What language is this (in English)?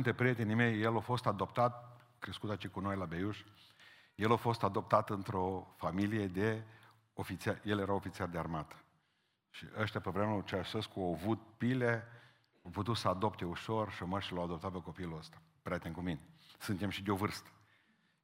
Romanian